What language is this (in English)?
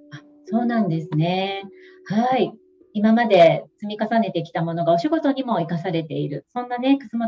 Japanese